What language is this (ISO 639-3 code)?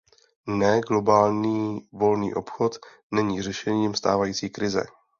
ces